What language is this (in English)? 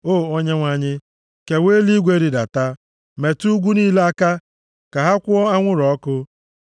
Igbo